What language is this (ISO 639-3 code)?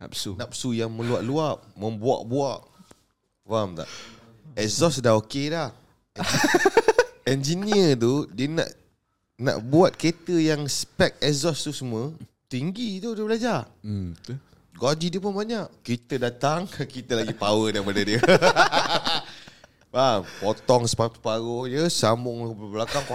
msa